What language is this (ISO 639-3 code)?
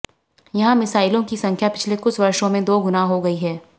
hin